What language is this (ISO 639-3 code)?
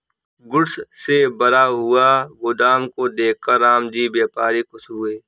hin